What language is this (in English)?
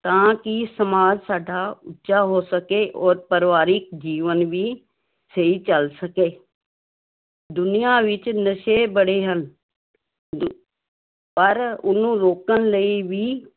Punjabi